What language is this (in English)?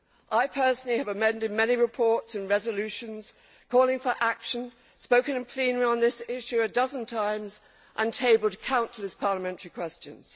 English